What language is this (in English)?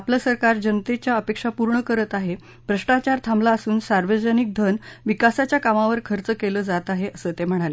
Marathi